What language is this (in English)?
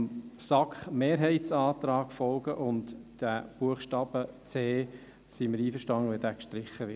Swiss German